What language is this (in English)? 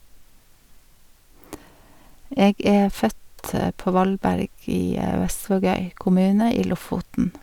Norwegian